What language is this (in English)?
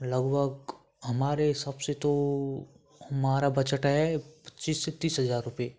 Hindi